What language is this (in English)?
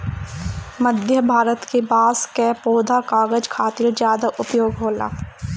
Bhojpuri